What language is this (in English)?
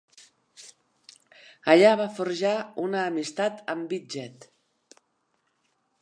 Catalan